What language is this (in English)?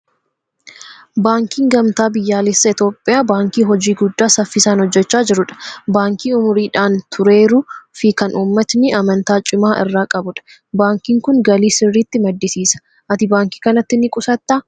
Oromo